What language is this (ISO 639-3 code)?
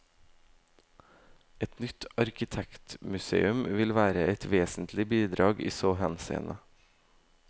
nor